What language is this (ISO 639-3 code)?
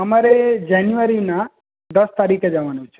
guj